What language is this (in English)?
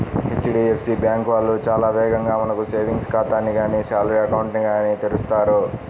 Telugu